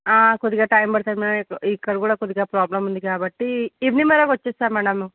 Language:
Telugu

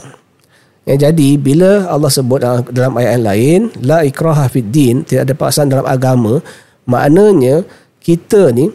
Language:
Malay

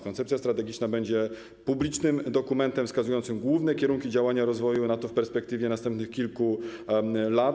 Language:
Polish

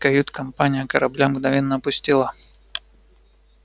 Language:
Russian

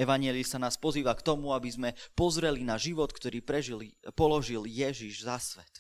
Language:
Slovak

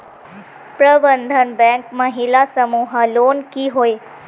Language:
Magahi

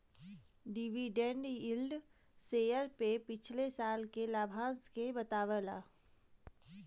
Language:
Bhojpuri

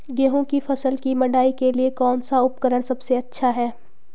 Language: Hindi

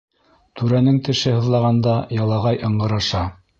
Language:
Bashkir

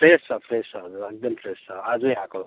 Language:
Nepali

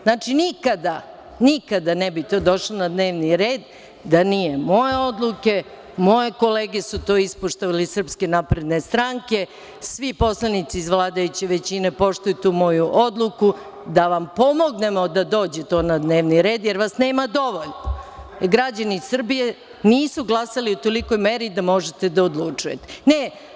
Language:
Serbian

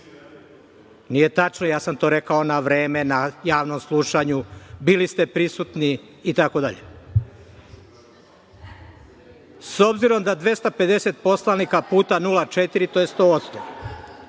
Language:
Serbian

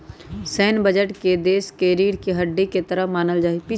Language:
Magahi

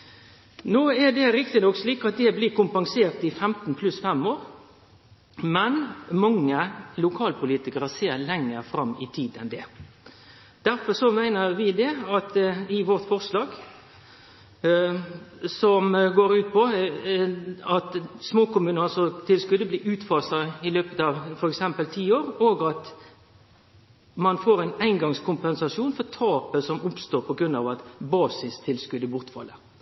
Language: Norwegian Nynorsk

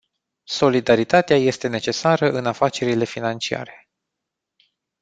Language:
Romanian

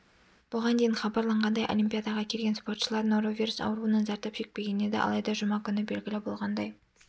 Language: Kazakh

